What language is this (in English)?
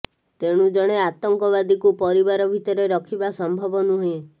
Odia